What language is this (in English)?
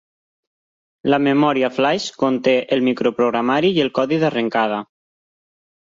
Catalan